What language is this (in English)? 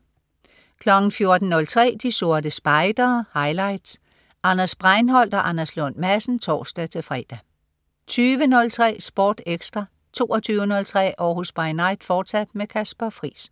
Danish